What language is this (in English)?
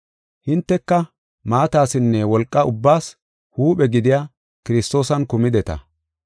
Gofa